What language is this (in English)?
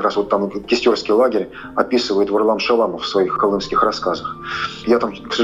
Russian